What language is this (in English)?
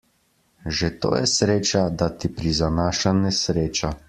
Slovenian